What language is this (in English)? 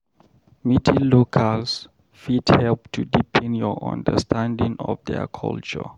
Nigerian Pidgin